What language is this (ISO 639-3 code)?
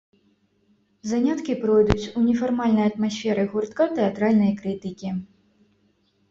bel